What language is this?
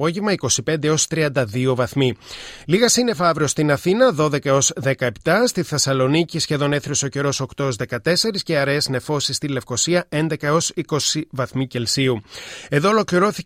Greek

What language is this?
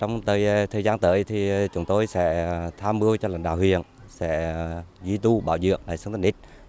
Vietnamese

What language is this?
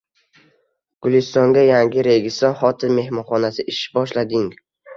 Uzbek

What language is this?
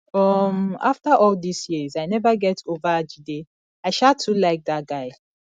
Nigerian Pidgin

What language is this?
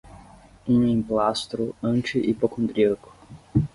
Portuguese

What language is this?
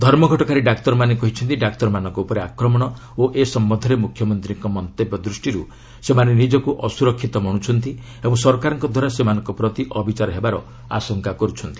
Odia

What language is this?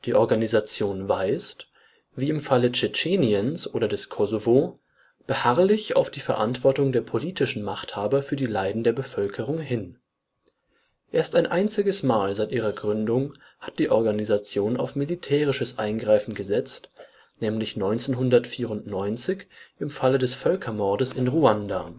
German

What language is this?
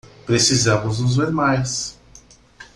Portuguese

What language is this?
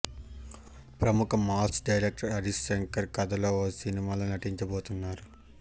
Telugu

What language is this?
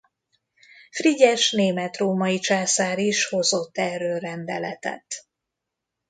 Hungarian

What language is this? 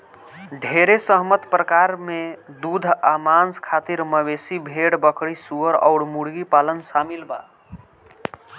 Bhojpuri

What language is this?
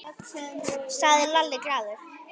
Icelandic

